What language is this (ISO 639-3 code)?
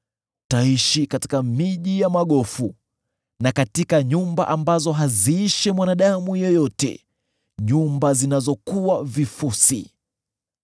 swa